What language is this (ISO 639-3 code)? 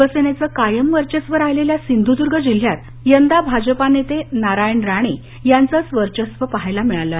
mar